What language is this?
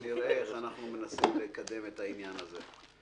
Hebrew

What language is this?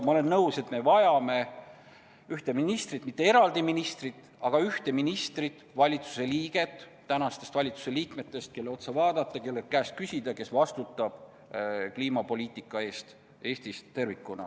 Estonian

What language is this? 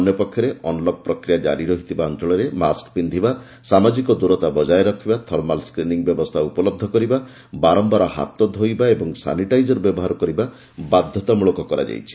Odia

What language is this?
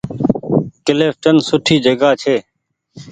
Goaria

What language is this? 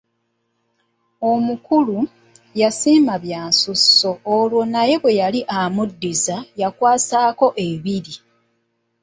Ganda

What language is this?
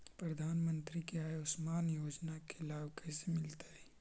Magahi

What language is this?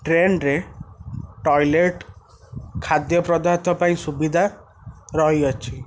Odia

